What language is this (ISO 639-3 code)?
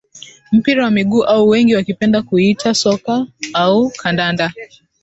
swa